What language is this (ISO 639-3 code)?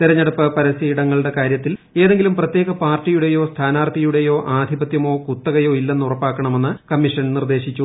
mal